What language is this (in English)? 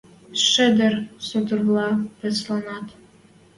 Western Mari